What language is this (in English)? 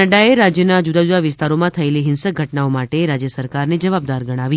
Gujarati